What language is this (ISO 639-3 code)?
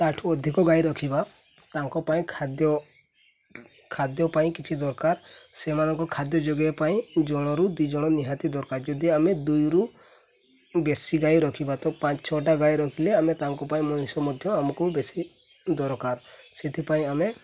ori